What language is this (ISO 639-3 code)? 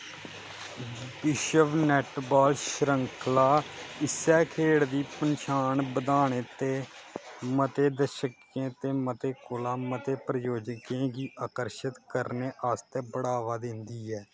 doi